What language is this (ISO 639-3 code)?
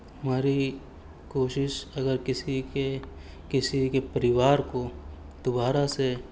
urd